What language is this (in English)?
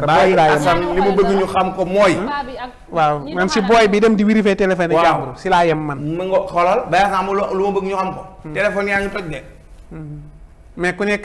Indonesian